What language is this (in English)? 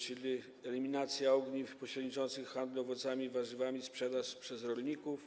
Polish